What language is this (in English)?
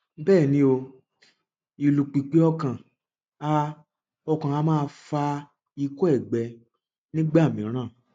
Yoruba